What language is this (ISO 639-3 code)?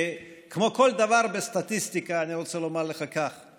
heb